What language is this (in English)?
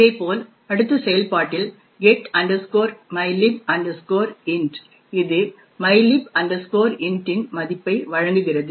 Tamil